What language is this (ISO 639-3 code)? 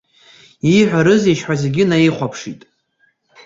abk